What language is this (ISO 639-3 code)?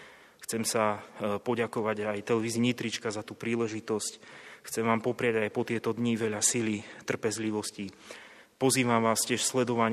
slk